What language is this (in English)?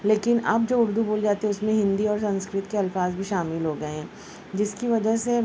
Urdu